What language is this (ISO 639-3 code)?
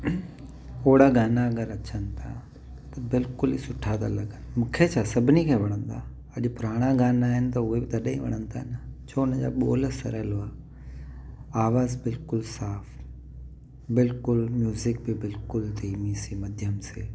snd